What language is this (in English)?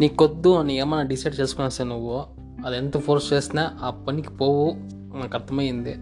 Telugu